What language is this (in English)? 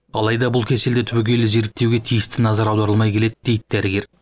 Kazakh